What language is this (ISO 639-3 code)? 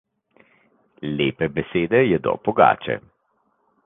slv